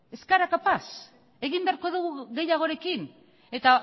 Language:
Basque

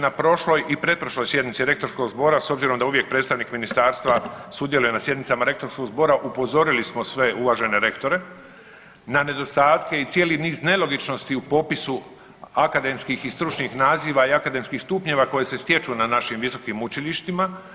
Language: Croatian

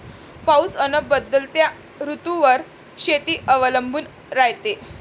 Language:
Marathi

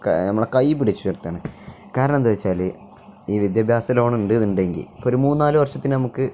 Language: Malayalam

